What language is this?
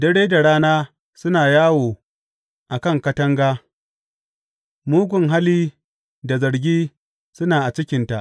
Hausa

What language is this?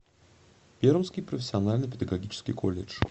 Russian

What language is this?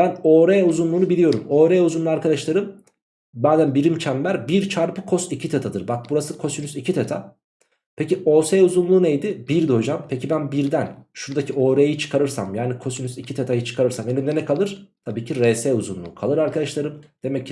Turkish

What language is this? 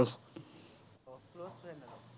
Assamese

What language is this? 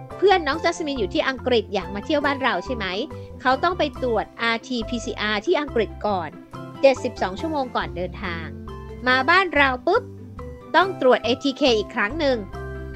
Thai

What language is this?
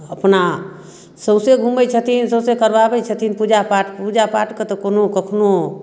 Maithili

